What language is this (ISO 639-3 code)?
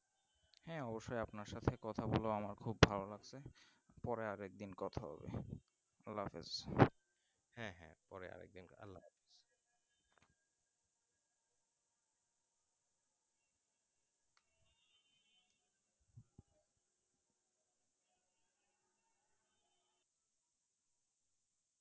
ben